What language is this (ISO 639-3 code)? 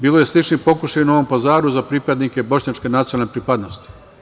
srp